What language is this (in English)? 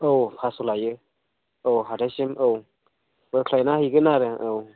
Bodo